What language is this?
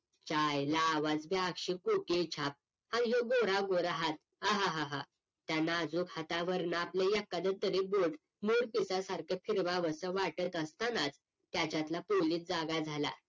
Marathi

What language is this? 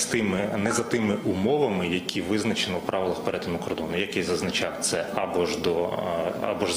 Ukrainian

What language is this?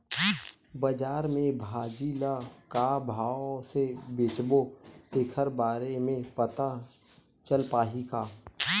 Chhattisgarhi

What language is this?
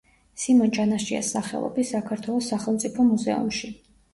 Georgian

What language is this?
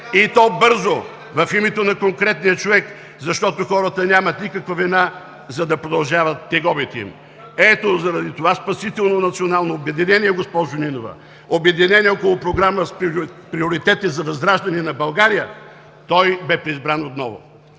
Bulgarian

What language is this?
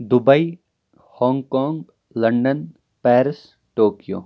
Kashmiri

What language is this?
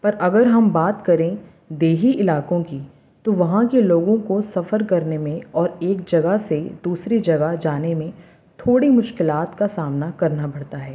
Urdu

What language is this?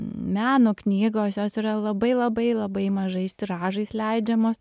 Lithuanian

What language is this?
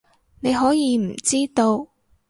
Cantonese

